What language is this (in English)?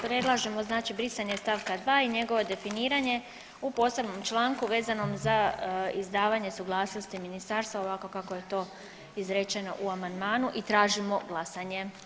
Croatian